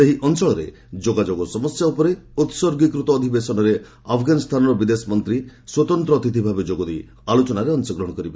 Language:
Odia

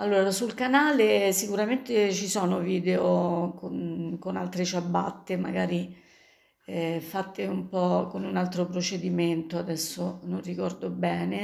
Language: Italian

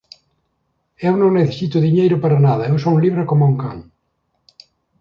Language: Galician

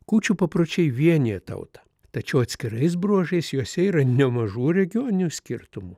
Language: Lithuanian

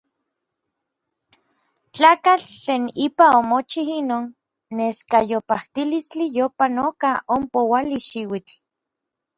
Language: Orizaba Nahuatl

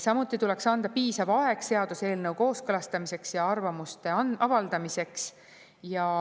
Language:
Estonian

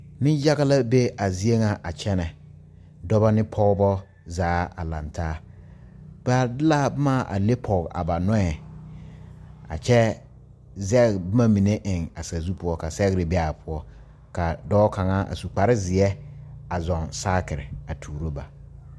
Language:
Southern Dagaare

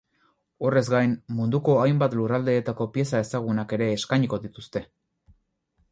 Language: Basque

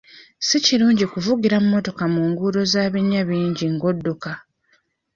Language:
Ganda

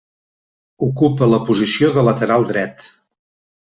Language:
Catalan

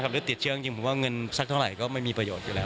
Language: Thai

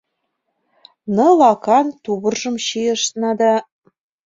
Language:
Mari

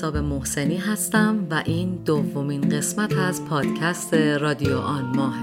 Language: Persian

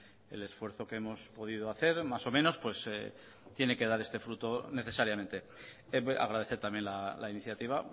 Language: Spanish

